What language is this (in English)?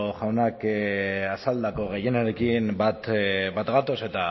Basque